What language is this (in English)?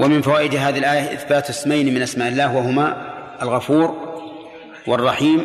Arabic